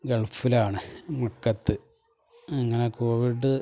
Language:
Malayalam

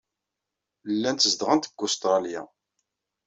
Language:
Kabyle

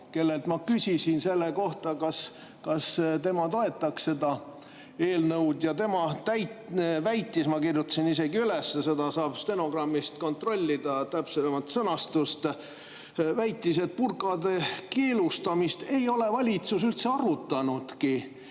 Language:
Estonian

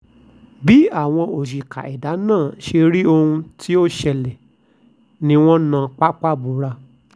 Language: Yoruba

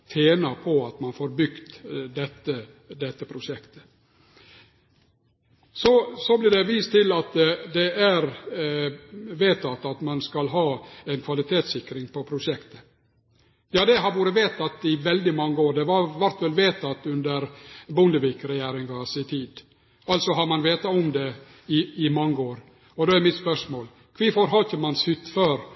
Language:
Norwegian Nynorsk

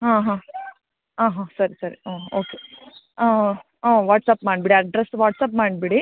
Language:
Kannada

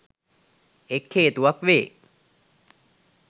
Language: Sinhala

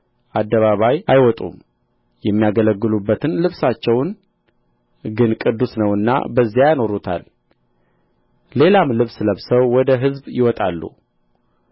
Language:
Amharic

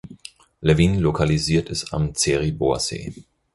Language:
German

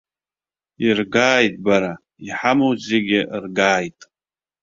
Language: Abkhazian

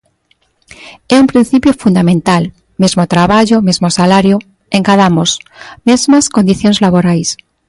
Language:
Galician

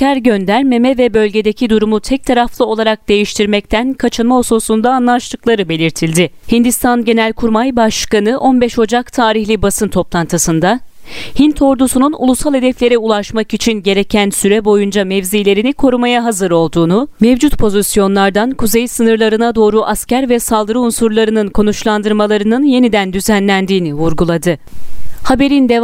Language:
Turkish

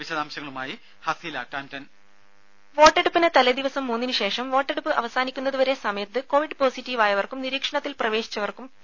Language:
Malayalam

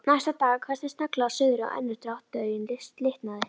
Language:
Icelandic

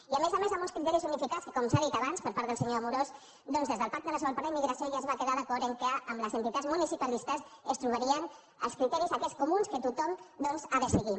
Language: Catalan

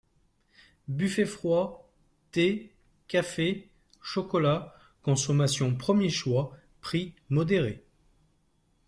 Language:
French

